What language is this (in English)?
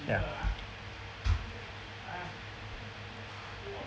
English